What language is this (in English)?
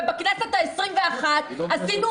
Hebrew